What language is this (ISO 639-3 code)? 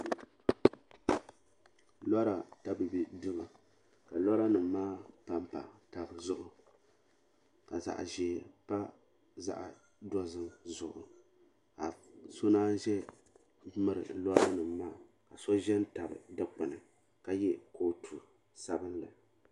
dag